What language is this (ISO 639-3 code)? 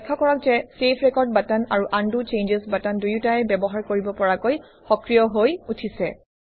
asm